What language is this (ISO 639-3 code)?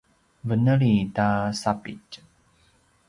pwn